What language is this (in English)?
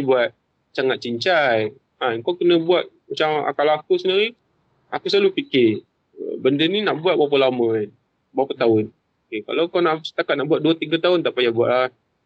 Malay